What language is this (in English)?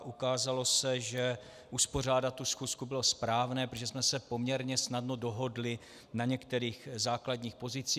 Czech